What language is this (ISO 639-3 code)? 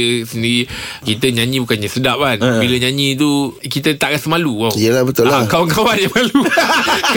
msa